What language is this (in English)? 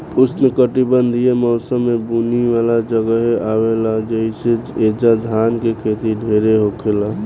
Bhojpuri